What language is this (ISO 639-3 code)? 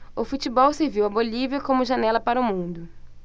por